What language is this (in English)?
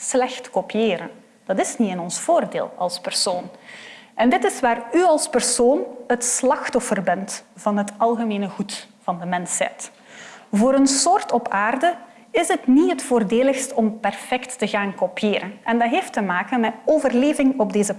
Dutch